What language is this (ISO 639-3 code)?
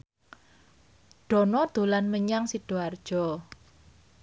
jav